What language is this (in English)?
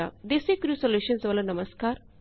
Punjabi